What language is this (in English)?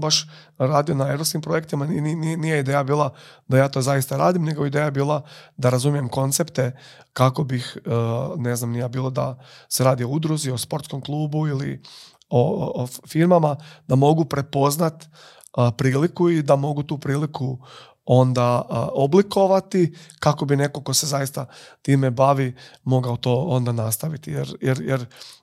Croatian